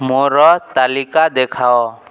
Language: Odia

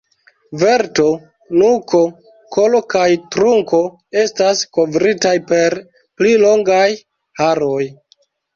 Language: Esperanto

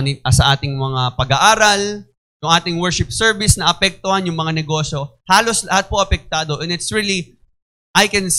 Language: Filipino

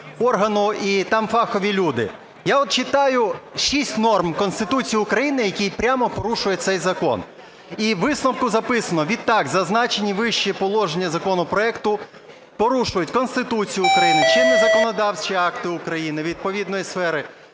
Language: Ukrainian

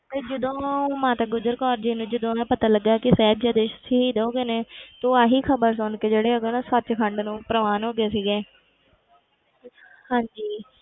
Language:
Punjabi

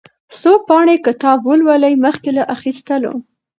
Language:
Pashto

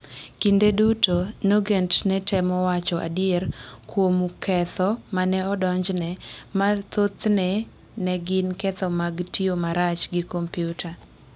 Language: Luo (Kenya and Tanzania)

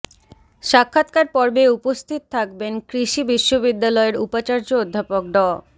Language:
Bangla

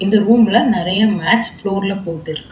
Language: Tamil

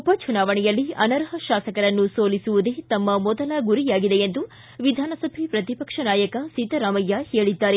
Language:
Kannada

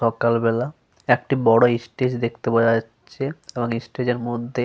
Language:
Bangla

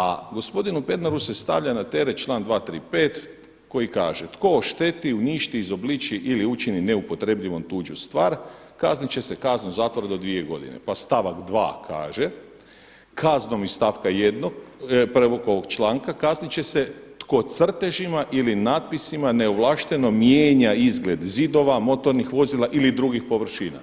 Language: Croatian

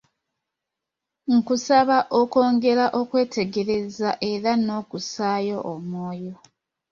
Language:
Ganda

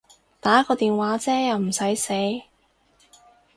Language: Cantonese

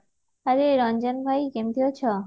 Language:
Odia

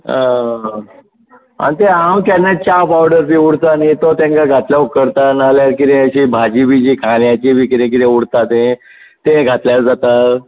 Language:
Konkani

